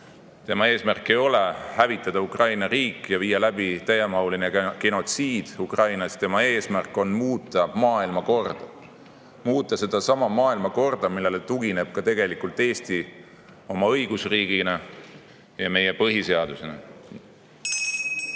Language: Estonian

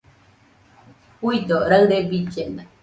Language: Nüpode Huitoto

